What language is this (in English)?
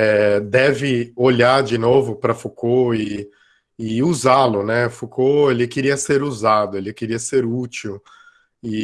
Portuguese